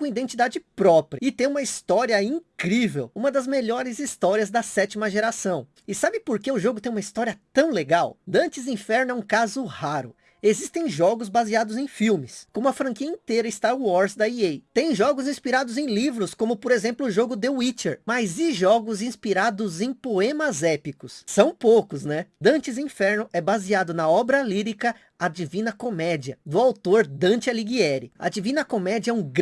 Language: Portuguese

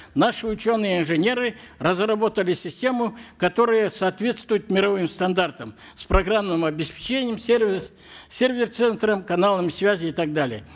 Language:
Kazakh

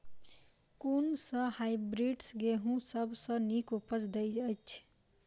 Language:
Maithili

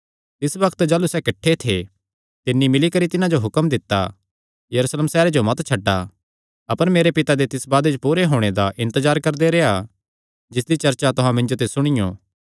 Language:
Kangri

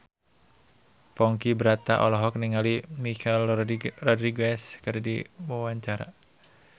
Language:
Sundanese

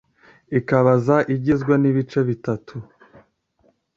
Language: Kinyarwanda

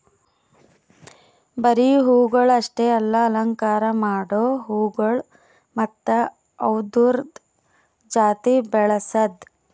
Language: Kannada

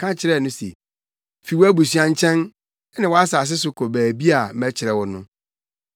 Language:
Akan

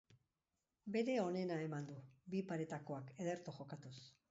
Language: Basque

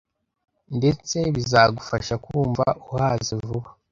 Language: Kinyarwanda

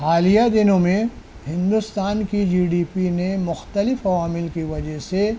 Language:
Urdu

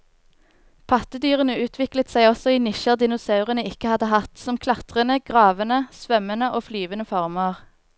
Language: Norwegian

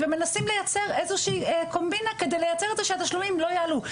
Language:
Hebrew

